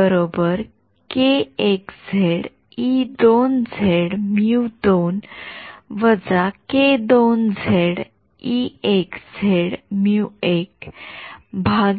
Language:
Marathi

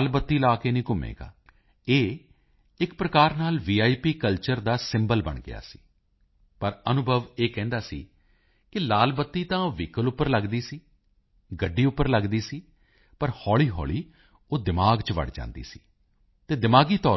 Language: Punjabi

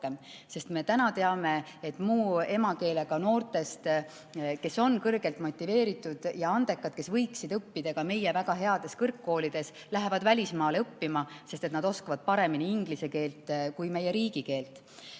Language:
Estonian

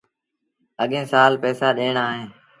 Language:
Sindhi Bhil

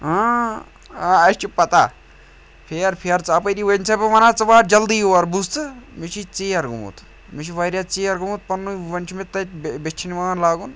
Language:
Kashmiri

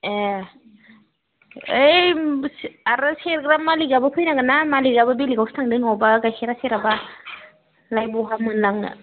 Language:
Bodo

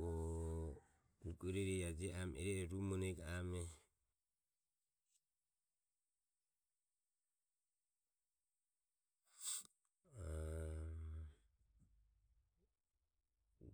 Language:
Ömie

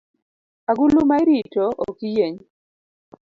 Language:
Luo (Kenya and Tanzania)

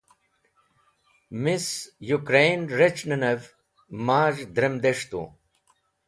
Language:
Wakhi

